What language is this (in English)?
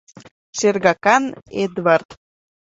Mari